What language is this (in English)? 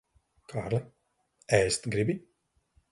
Latvian